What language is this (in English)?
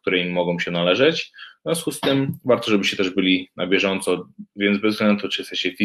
Polish